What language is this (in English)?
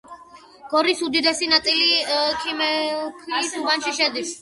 Georgian